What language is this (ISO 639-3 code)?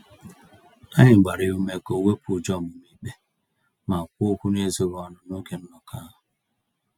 ibo